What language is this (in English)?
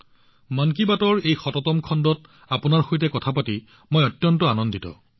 Assamese